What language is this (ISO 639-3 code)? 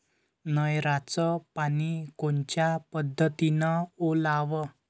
mar